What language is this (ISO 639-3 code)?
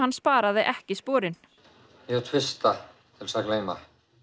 isl